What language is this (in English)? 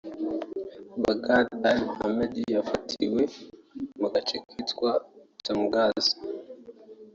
Kinyarwanda